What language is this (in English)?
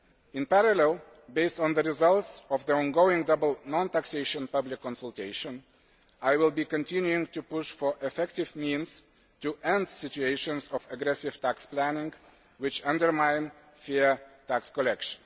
English